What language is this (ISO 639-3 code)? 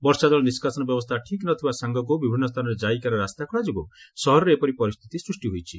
ori